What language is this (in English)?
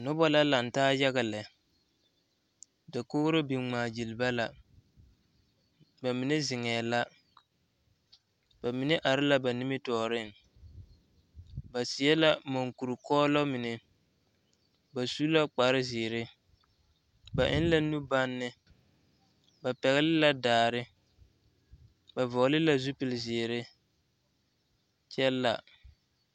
Southern Dagaare